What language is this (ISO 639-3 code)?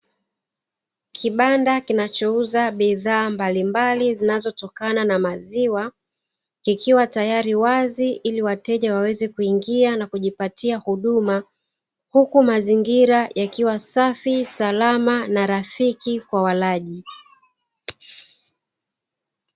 swa